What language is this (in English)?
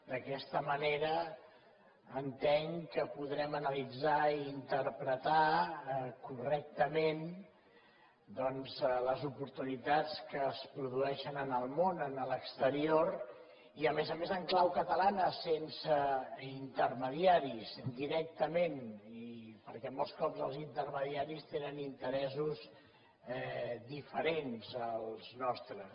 Catalan